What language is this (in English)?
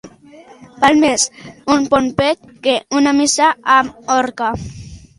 Catalan